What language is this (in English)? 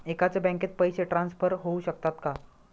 Marathi